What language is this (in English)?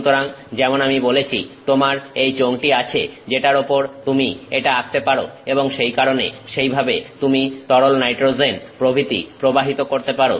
Bangla